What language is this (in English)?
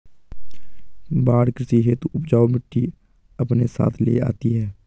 Hindi